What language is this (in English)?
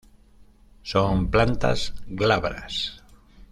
Spanish